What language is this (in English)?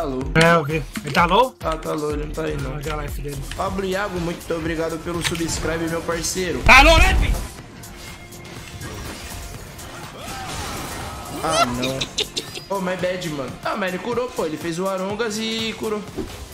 Portuguese